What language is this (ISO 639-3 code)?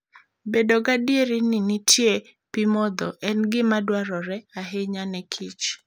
luo